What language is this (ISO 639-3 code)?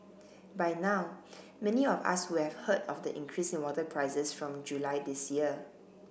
eng